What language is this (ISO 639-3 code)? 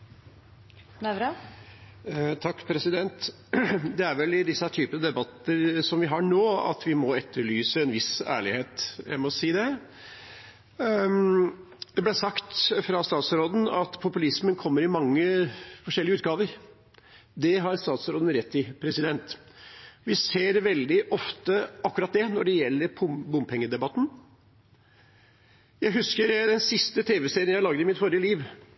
nor